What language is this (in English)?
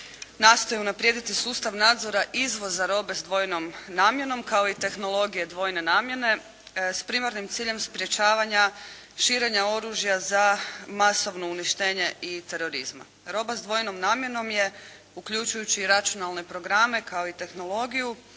Croatian